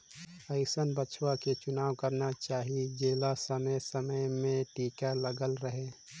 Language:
Chhattisgarhi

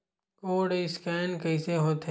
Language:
Chhattisgarhi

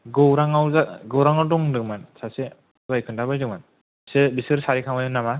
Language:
Bodo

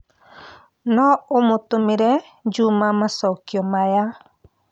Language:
Kikuyu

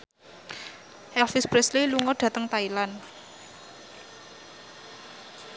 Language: Javanese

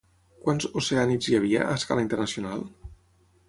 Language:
Catalan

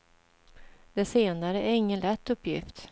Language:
Swedish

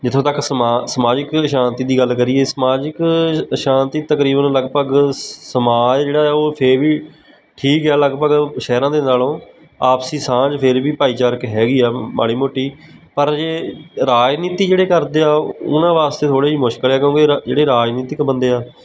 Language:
Punjabi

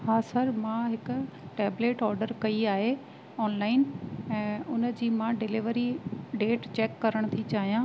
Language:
Sindhi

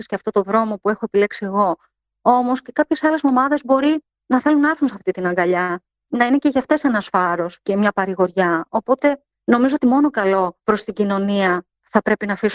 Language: Greek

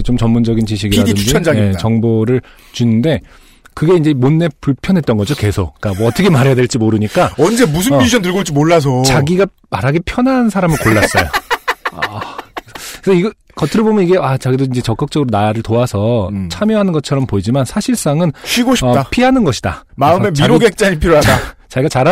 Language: Korean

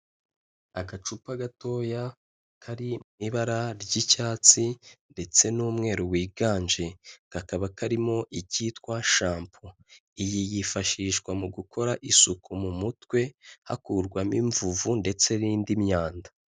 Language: Kinyarwanda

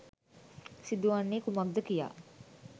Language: Sinhala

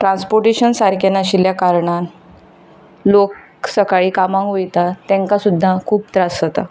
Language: Konkani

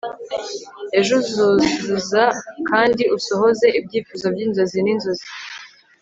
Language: Kinyarwanda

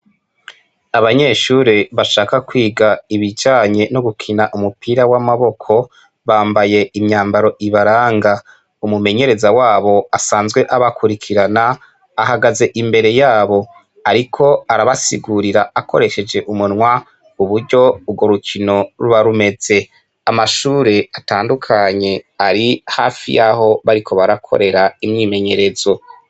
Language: Rundi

